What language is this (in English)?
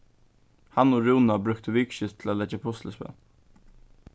Faroese